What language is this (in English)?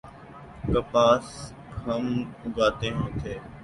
Urdu